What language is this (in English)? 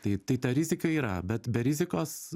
Lithuanian